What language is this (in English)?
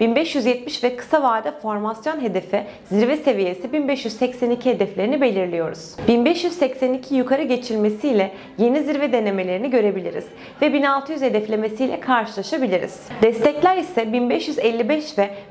Turkish